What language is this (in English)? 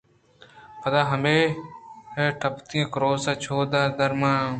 Eastern Balochi